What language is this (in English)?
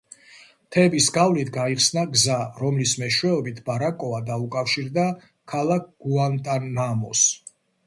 Georgian